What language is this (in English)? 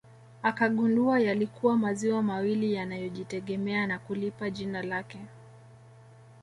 Swahili